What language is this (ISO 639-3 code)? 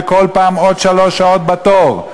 heb